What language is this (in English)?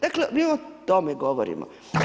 Croatian